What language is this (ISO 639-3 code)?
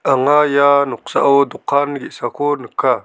grt